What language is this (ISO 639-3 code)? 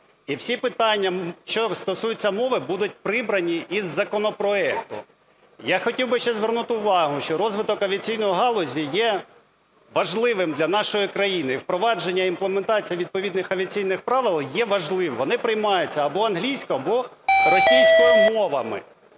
ukr